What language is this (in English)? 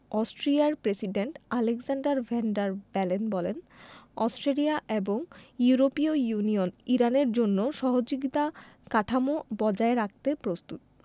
Bangla